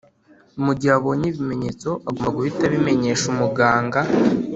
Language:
Kinyarwanda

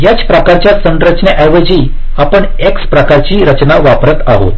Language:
Marathi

